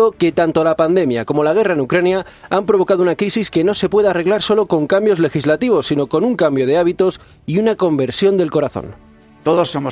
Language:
Spanish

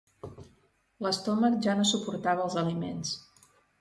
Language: Catalan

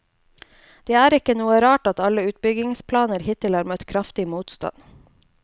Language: Norwegian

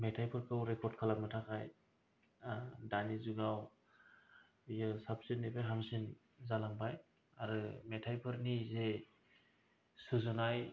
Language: Bodo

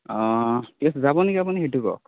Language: Assamese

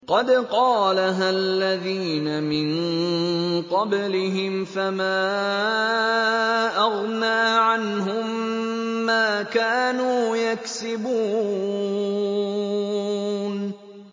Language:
Arabic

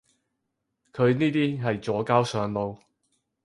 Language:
Cantonese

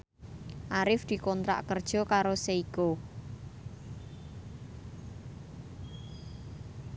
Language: Javanese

